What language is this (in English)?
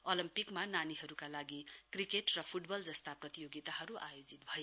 Nepali